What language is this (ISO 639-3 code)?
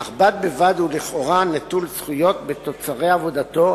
heb